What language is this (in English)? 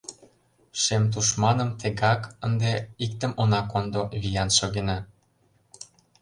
Mari